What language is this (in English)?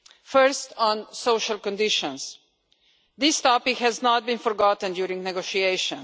English